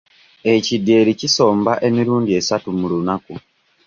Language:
Ganda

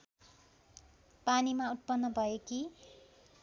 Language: Nepali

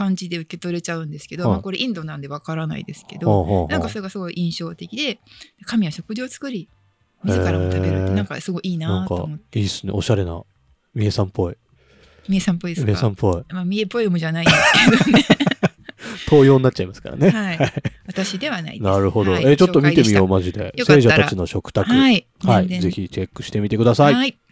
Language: Japanese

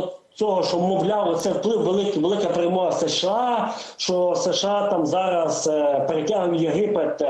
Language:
Ukrainian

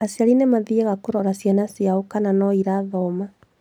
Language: Kikuyu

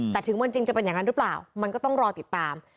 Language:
Thai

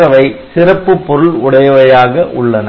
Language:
Tamil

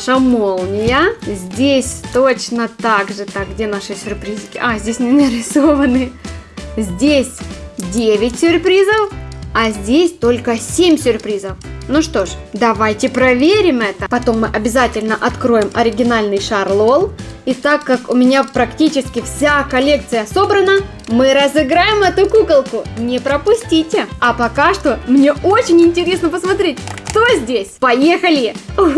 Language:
Russian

